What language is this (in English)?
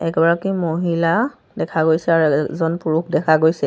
Assamese